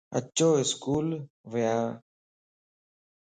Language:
Lasi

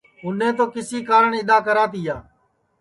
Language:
Sansi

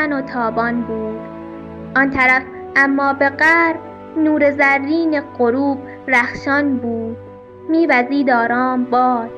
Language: Persian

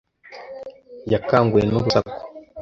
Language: Kinyarwanda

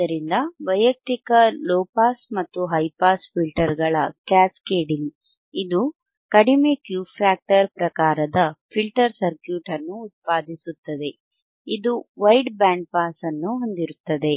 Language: Kannada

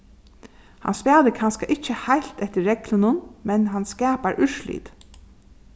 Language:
Faroese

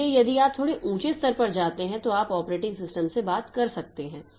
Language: Hindi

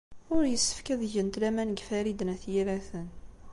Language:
Kabyle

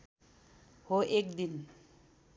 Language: Nepali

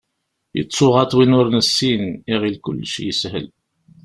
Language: Kabyle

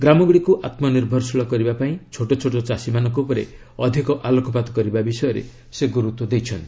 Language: Odia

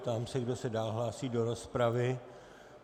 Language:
Czech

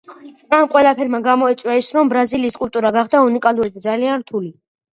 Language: Georgian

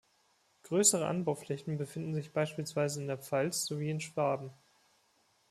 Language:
German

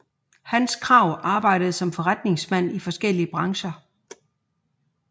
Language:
Danish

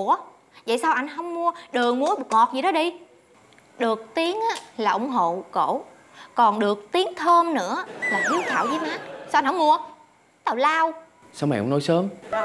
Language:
Vietnamese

